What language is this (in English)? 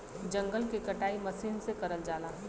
Bhojpuri